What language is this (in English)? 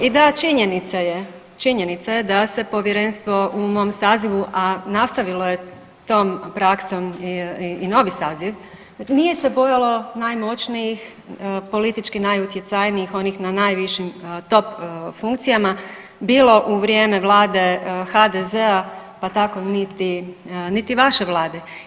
Croatian